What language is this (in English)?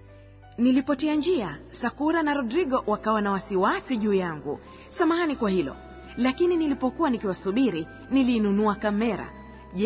Swahili